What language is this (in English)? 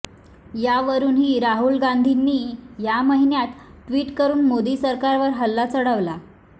Marathi